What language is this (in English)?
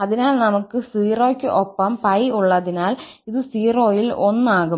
Malayalam